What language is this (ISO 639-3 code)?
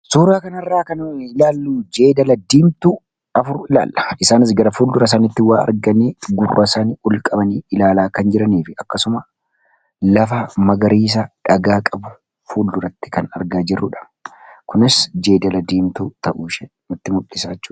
orm